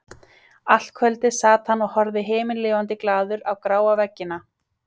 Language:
Icelandic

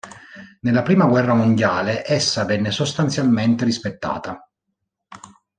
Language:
Italian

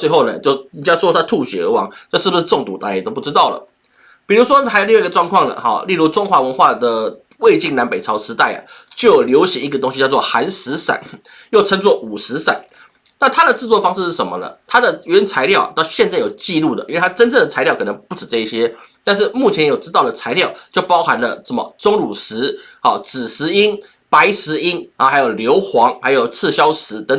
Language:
Chinese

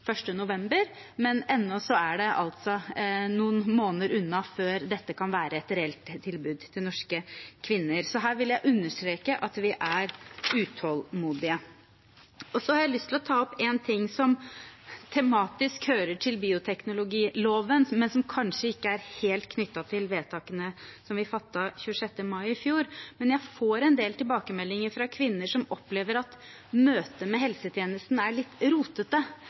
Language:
Norwegian Bokmål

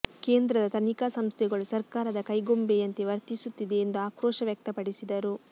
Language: Kannada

